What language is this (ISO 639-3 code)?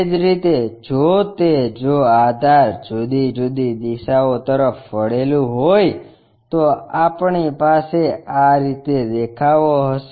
guj